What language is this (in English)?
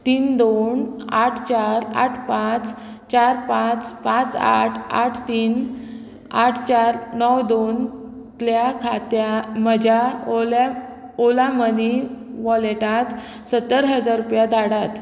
Konkani